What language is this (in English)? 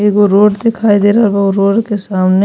Bhojpuri